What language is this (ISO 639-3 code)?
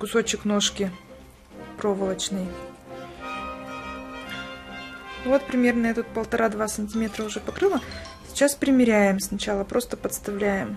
rus